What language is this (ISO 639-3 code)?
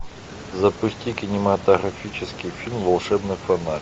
rus